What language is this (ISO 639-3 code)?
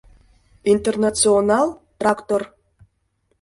chm